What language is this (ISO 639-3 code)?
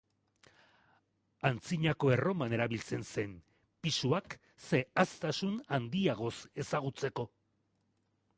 eus